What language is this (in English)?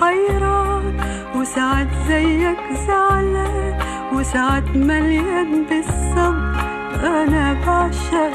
Arabic